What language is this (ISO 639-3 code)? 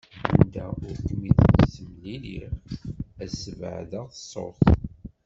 kab